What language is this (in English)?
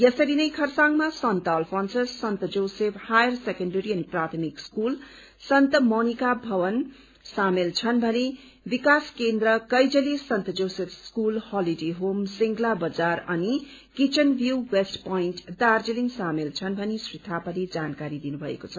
Nepali